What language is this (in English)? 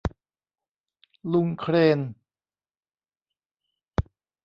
Thai